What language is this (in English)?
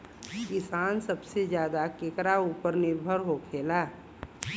Bhojpuri